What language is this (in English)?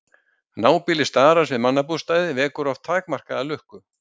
Icelandic